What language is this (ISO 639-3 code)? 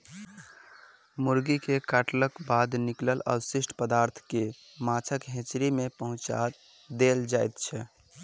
mai